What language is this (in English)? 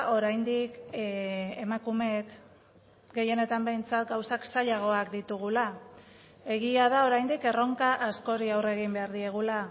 Basque